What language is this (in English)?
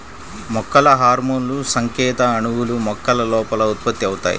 Telugu